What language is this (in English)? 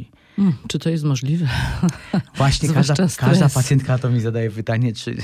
Polish